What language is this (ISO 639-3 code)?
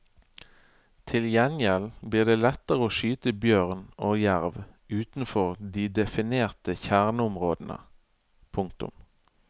nor